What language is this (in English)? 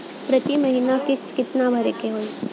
Bhojpuri